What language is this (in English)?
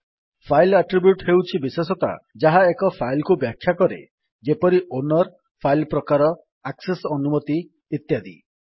Odia